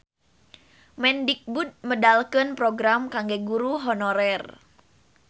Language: Sundanese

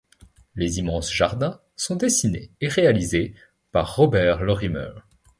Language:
French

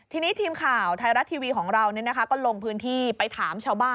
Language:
Thai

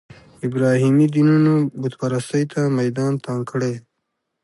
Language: Pashto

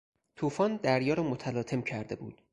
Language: Persian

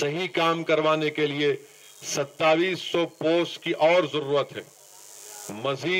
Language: Hindi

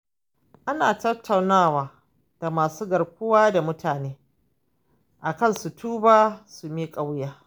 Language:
Hausa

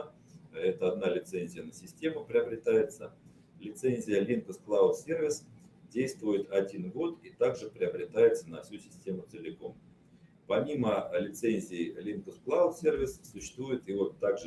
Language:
Russian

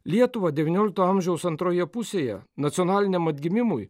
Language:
Lithuanian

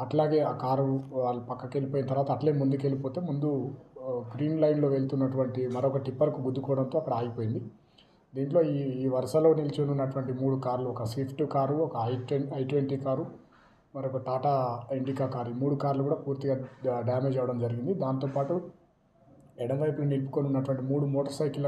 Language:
Hindi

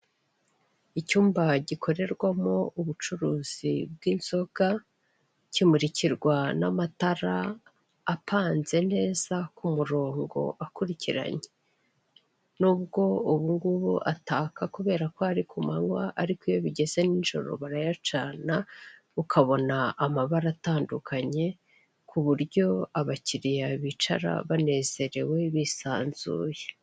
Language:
Kinyarwanda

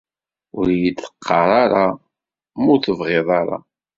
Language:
Kabyle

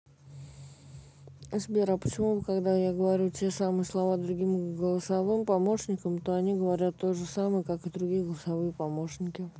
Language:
Russian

